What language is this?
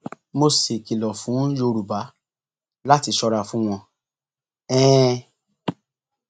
Yoruba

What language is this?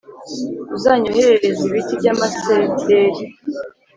Kinyarwanda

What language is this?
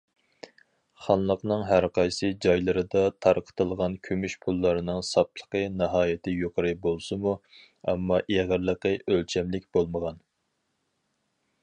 Uyghur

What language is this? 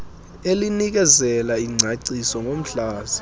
Xhosa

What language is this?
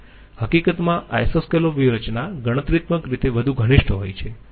Gujarati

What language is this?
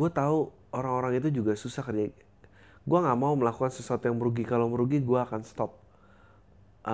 Indonesian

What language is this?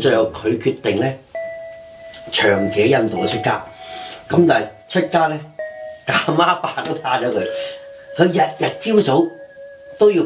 Chinese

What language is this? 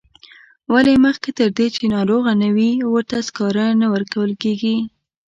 Pashto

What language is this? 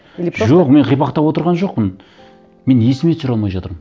Kazakh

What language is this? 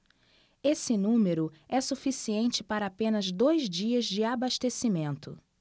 Portuguese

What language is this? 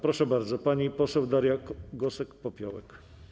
Polish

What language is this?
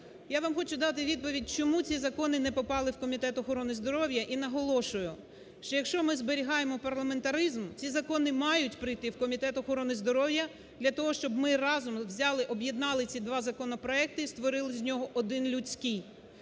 Ukrainian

